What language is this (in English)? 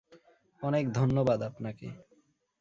Bangla